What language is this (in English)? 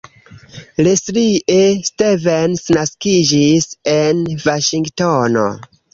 Esperanto